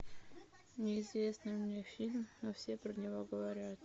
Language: Russian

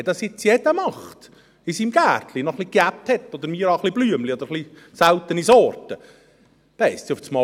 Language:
Swiss German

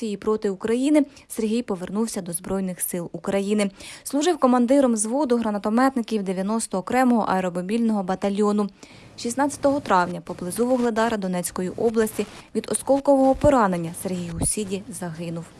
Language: Ukrainian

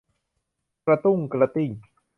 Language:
Thai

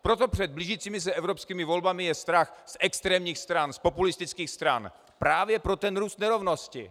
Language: Czech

